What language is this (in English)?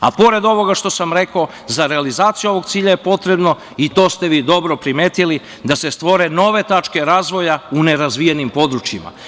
Serbian